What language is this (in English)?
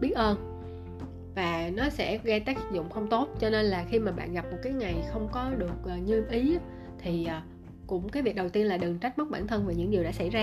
Vietnamese